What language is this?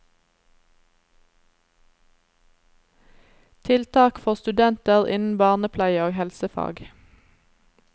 Norwegian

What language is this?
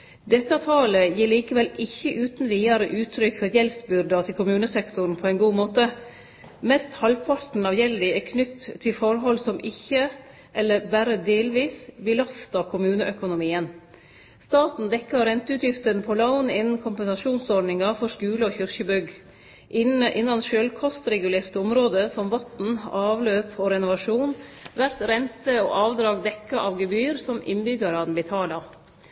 Norwegian Nynorsk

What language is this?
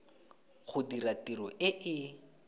Tswana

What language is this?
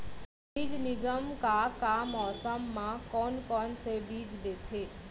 Chhattisgarhi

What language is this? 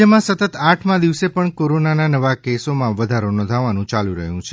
Gujarati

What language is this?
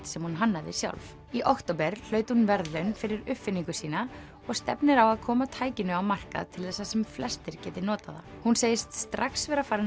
Icelandic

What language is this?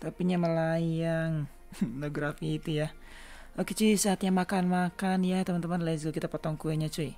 Indonesian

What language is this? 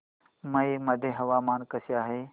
Marathi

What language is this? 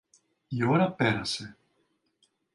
Greek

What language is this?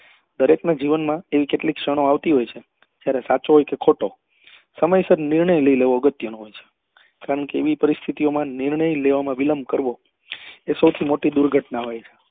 Gujarati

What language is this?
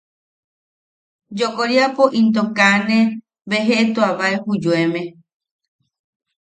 Yaqui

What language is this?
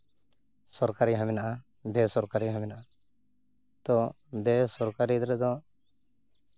Santali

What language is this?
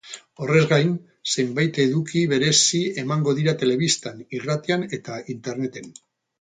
Basque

